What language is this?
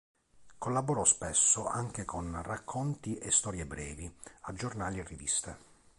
Italian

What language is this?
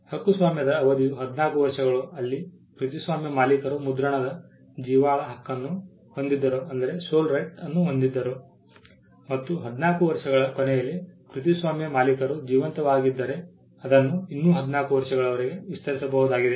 Kannada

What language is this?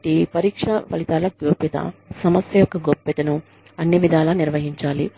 Telugu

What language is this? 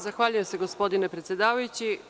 Serbian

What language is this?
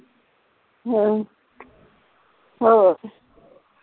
Punjabi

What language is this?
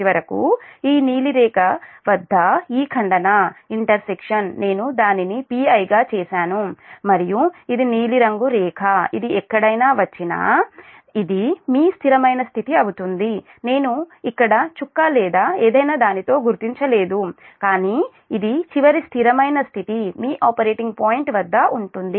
Telugu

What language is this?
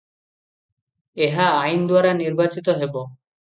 Odia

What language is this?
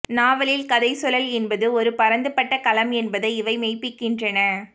Tamil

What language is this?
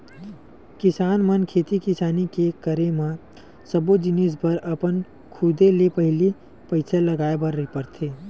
Chhattisgarhi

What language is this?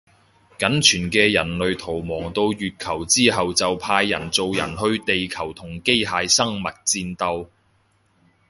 Cantonese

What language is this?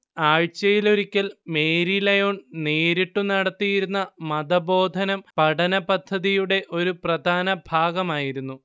Malayalam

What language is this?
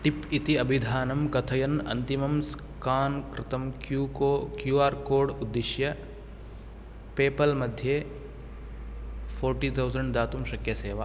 Sanskrit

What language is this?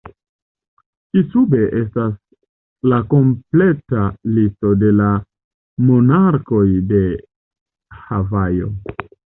Esperanto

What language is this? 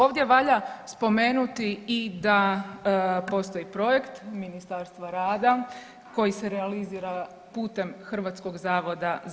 Croatian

